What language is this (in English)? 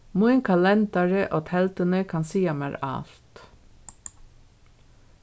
Faroese